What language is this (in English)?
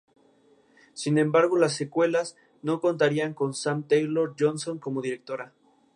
Spanish